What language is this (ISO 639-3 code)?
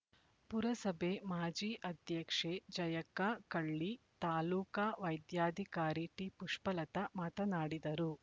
kan